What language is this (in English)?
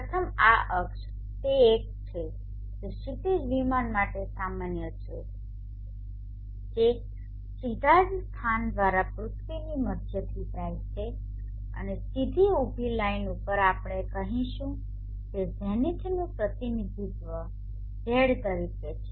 Gujarati